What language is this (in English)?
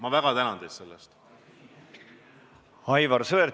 Estonian